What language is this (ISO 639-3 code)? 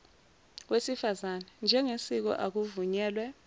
zul